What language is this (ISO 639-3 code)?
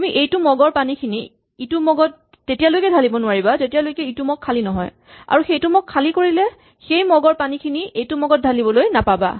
asm